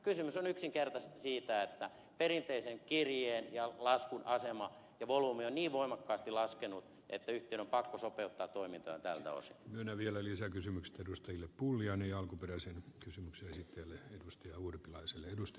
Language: Finnish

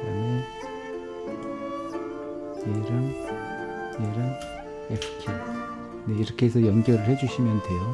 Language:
Korean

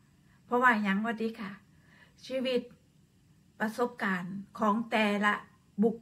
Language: Thai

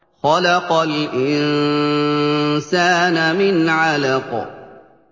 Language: Arabic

